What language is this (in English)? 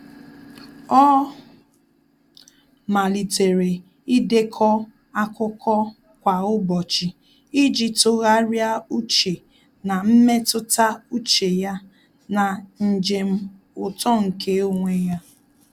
Igbo